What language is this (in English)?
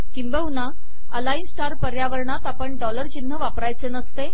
Marathi